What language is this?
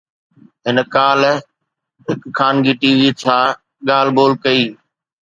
Sindhi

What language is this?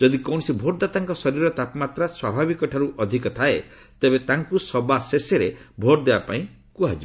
Odia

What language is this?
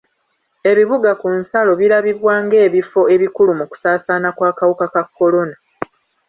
Ganda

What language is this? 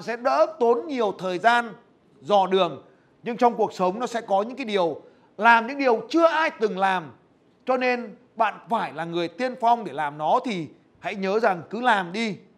Vietnamese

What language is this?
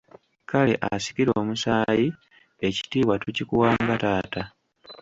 Ganda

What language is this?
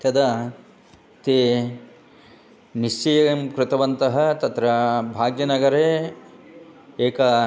Sanskrit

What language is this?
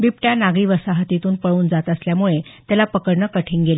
Marathi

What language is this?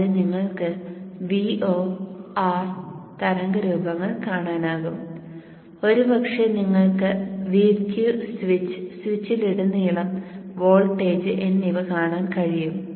Malayalam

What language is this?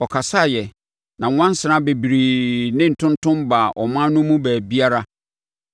Akan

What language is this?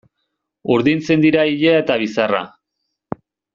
Basque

